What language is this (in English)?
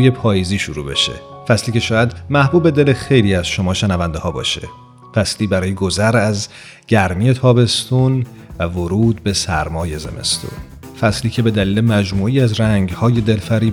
Persian